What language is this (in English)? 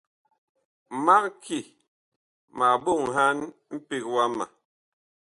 Bakoko